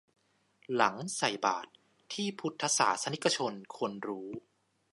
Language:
Thai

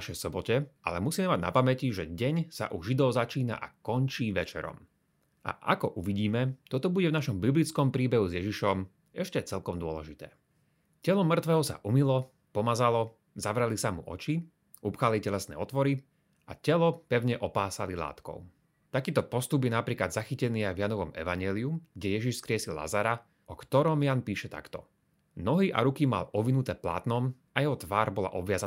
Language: Slovak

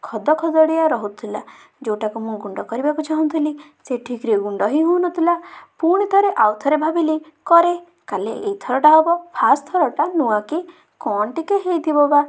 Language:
Odia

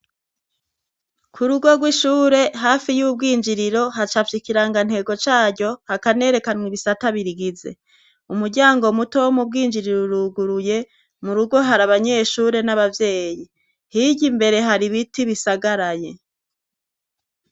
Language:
Rundi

